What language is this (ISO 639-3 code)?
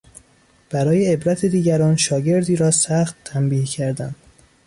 fas